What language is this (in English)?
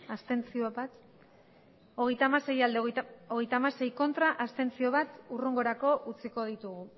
Basque